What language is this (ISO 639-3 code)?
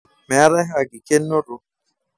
mas